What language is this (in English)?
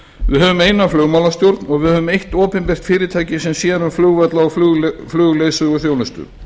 Icelandic